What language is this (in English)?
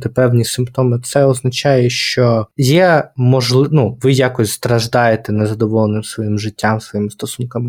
Ukrainian